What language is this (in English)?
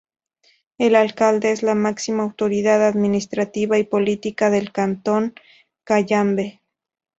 Spanish